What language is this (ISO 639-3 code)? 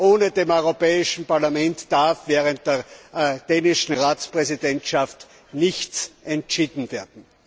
deu